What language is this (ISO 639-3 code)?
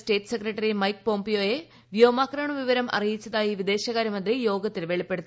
mal